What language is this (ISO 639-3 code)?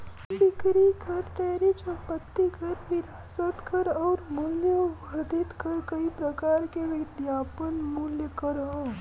bho